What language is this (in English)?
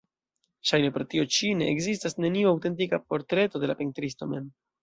Esperanto